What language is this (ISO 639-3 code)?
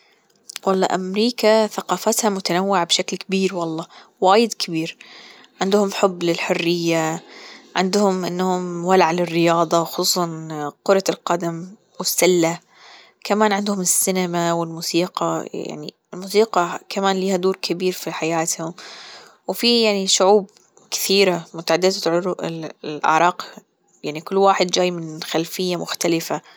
afb